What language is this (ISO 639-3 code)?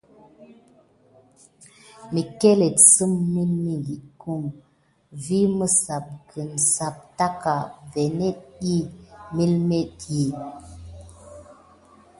gid